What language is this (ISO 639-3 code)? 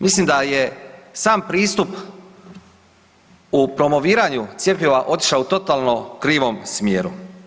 hrv